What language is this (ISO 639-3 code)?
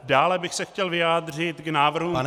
ces